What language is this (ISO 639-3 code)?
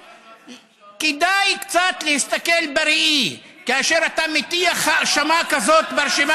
heb